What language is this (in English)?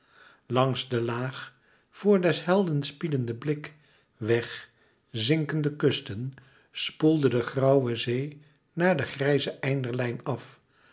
Dutch